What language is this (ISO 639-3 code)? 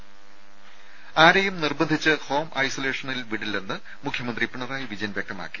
mal